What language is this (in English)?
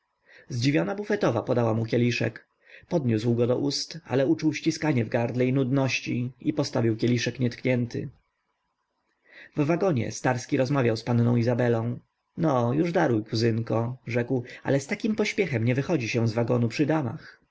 Polish